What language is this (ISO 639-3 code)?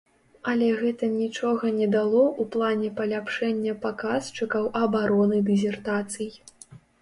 bel